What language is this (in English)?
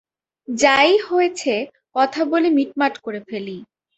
Bangla